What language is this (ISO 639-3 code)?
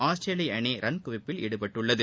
tam